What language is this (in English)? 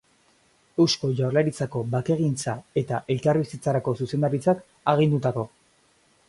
Basque